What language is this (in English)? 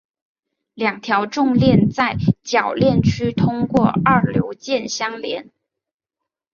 Chinese